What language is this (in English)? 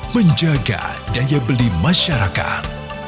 Indonesian